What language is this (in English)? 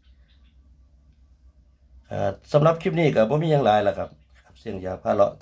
Thai